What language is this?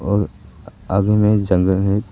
Hindi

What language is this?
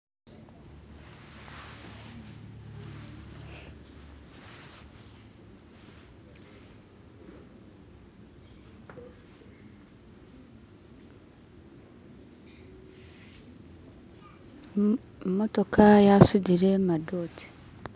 Masaaba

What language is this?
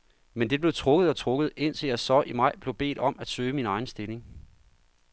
Danish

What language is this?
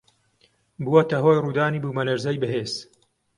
Central Kurdish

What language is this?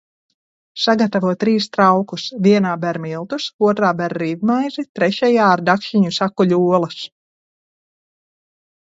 Latvian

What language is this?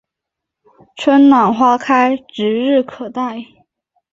Chinese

